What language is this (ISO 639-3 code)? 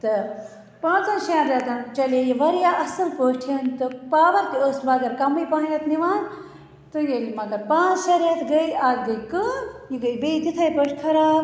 kas